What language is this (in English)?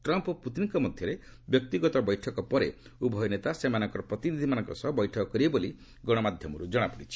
Odia